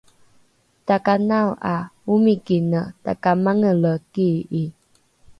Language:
Rukai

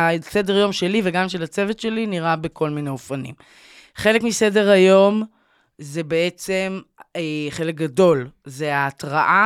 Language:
Hebrew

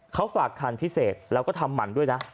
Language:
Thai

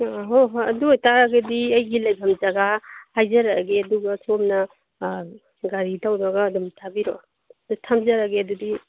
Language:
Manipuri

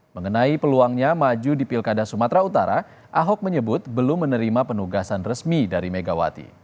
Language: Indonesian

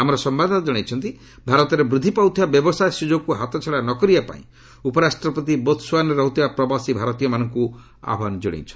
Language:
Odia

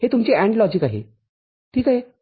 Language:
Marathi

